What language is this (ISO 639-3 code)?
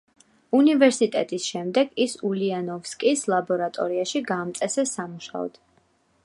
kat